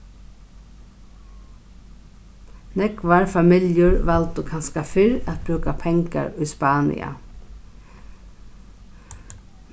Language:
Faroese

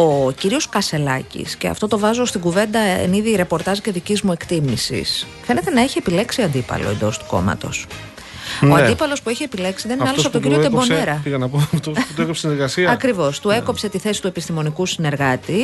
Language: Greek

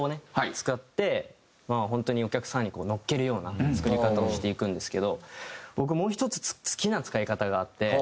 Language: Japanese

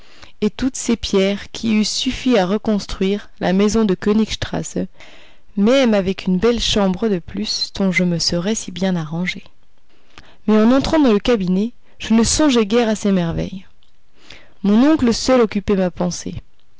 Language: French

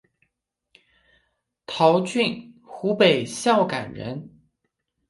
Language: Chinese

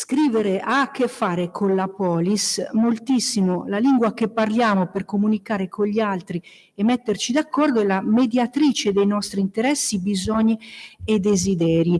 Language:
Italian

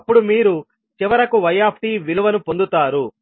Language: Telugu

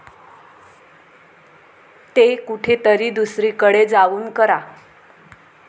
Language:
Marathi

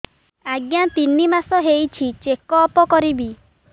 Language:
Odia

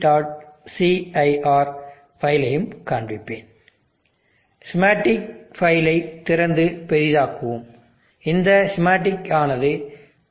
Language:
Tamil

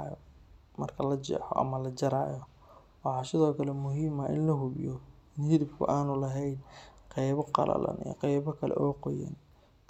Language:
Somali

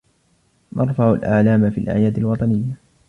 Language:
Arabic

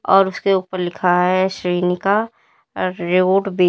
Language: Hindi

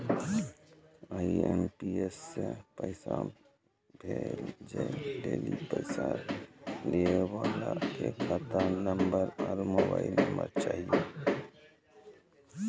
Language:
Maithili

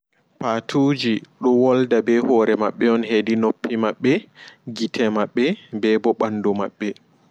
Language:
Fula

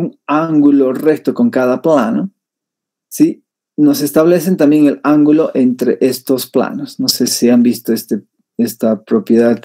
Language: Spanish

